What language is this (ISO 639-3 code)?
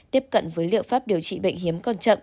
vie